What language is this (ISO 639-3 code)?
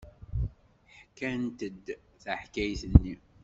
kab